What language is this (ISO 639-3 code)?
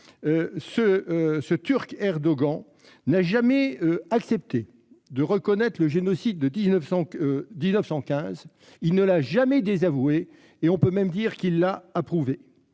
fra